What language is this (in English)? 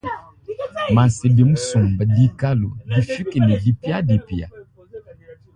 Luba-Lulua